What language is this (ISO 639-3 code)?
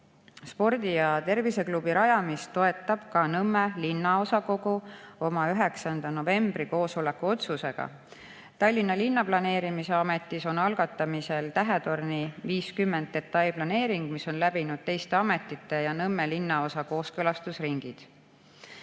est